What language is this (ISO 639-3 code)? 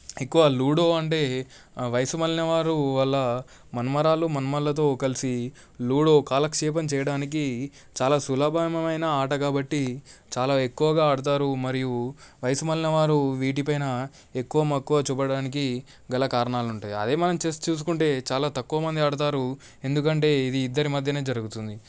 tel